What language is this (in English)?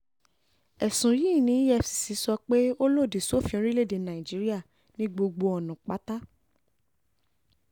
Yoruba